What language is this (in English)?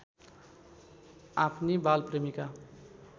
Nepali